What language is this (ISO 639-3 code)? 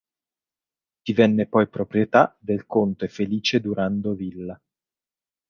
ita